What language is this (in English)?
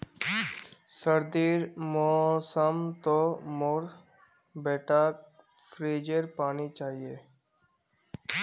Magahi